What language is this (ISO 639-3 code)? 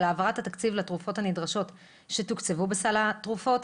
heb